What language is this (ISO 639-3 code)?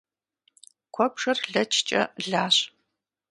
kbd